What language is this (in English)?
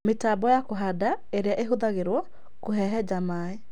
Kikuyu